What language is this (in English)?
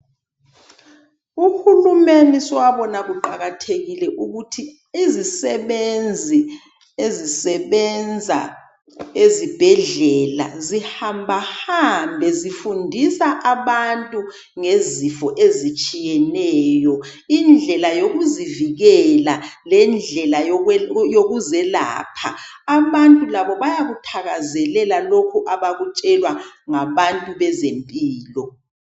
North Ndebele